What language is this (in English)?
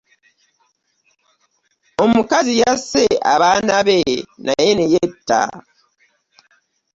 Ganda